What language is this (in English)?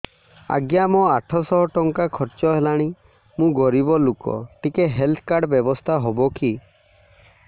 Odia